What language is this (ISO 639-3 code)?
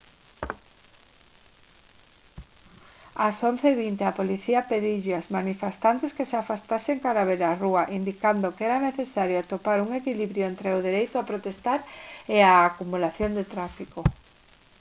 glg